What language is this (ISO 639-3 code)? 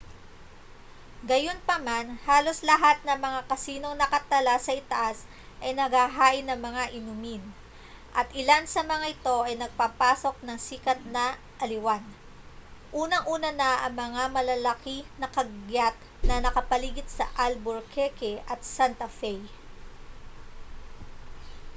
fil